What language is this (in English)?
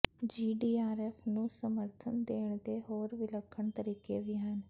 Punjabi